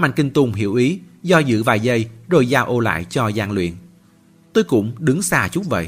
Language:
Vietnamese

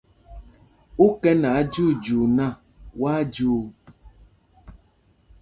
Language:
Mpumpong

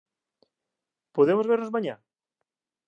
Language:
Galician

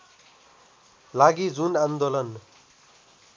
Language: Nepali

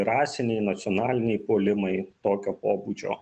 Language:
Lithuanian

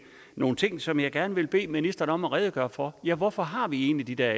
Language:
Danish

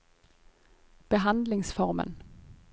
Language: Norwegian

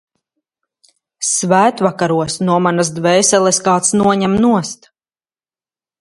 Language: Latvian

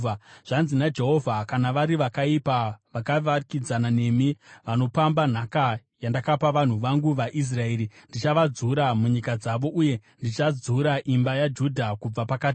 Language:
Shona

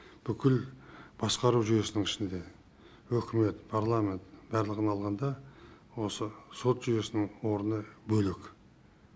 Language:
Kazakh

